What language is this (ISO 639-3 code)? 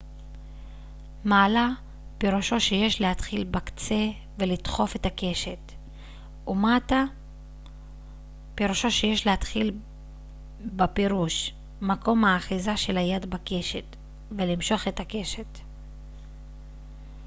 heb